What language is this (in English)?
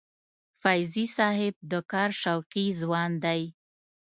Pashto